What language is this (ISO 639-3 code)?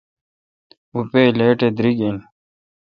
xka